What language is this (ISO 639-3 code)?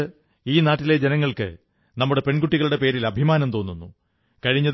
mal